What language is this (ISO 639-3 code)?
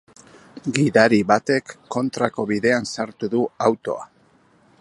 eus